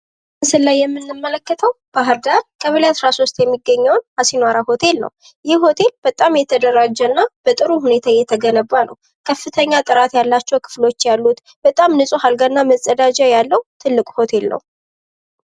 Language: Amharic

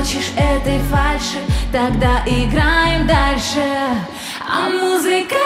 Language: Russian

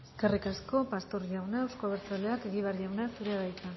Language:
Basque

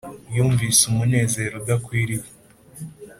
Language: Kinyarwanda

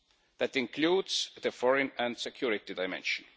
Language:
English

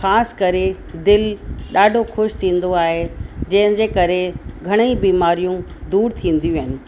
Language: Sindhi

